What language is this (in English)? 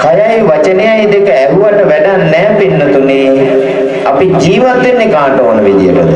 Sinhala